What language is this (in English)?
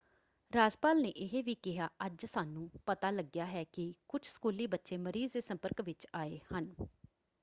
Punjabi